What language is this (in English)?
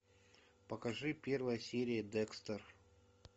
Russian